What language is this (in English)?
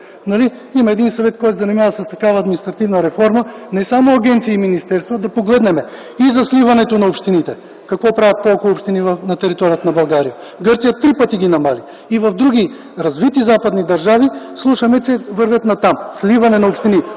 Bulgarian